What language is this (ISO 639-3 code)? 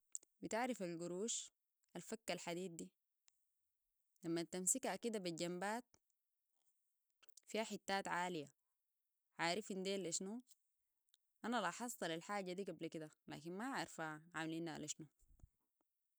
apd